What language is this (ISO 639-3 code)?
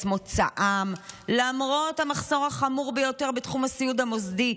heb